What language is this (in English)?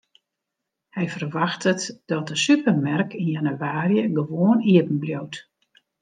Western Frisian